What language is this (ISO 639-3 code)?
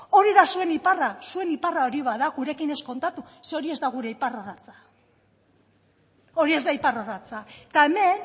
eus